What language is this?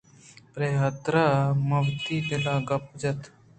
Eastern Balochi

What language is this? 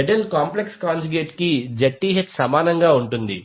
Telugu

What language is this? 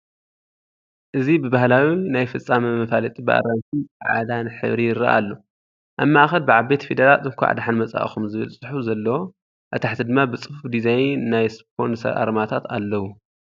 Tigrinya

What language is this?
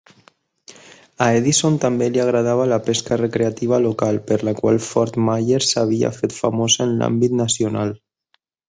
Catalan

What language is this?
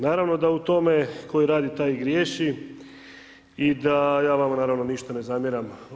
Croatian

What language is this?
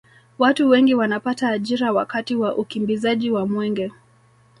Swahili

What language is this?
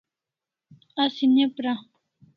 Kalasha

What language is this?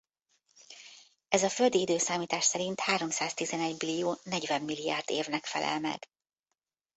Hungarian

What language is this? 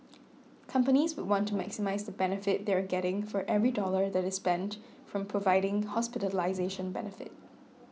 English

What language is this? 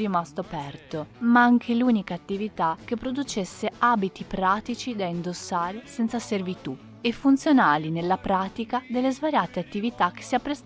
Italian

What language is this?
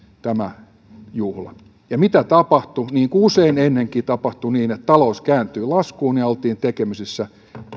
Finnish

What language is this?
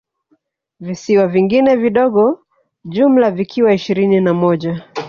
Swahili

